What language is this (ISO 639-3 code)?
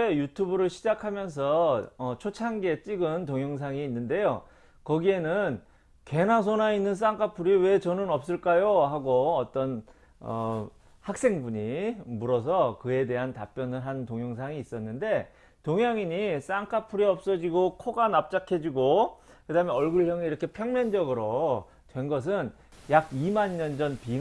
kor